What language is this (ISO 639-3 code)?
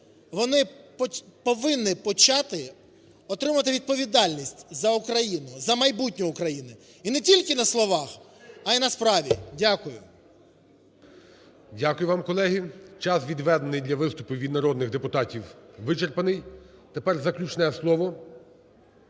ukr